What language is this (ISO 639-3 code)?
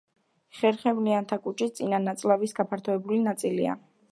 kat